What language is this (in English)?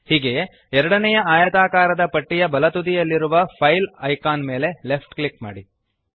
Kannada